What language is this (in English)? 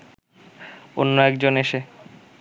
Bangla